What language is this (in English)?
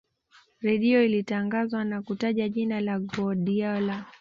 Swahili